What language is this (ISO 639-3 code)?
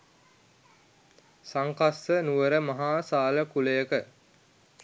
sin